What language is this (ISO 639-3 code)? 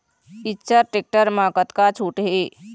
hne